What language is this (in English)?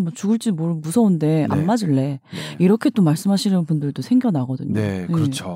Korean